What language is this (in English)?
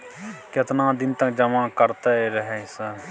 Maithili